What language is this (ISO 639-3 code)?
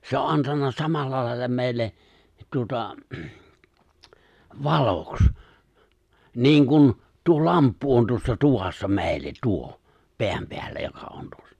fin